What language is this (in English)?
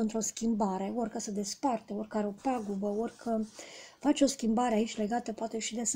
Romanian